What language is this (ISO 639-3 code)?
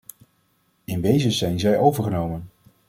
nld